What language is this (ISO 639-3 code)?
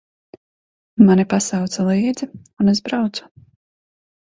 lav